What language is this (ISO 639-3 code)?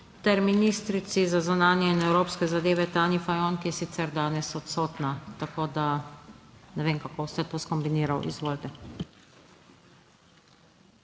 slv